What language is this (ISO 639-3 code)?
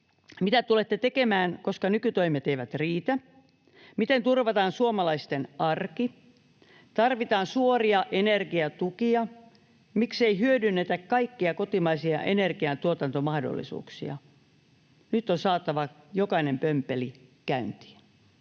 fin